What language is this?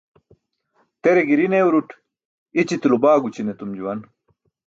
Burushaski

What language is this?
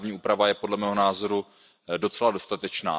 Czech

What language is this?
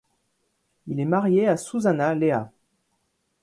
French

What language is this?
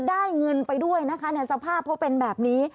Thai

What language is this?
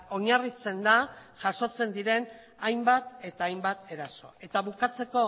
Basque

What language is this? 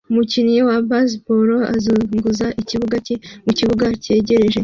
Kinyarwanda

